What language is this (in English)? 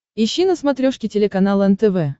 Russian